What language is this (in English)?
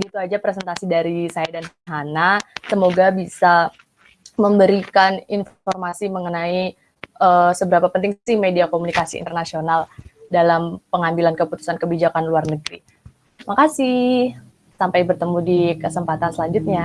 Indonesian